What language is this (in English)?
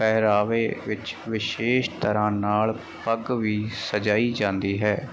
Punjabi